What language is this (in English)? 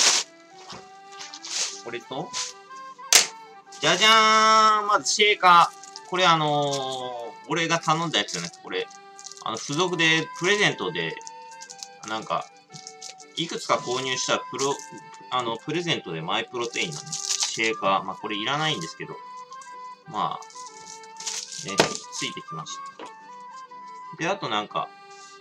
Japanese